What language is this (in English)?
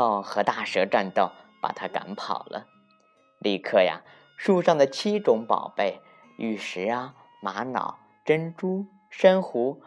Chinese